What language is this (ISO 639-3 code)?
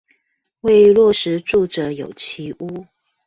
zho